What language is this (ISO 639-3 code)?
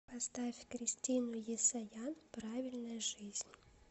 rus